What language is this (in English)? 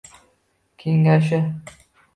Uzbek